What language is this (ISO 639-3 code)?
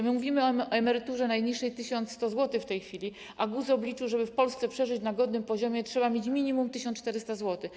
pol